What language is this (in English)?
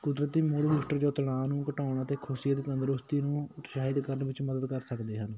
Punjabi